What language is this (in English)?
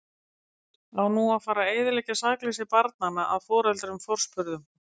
Icelandic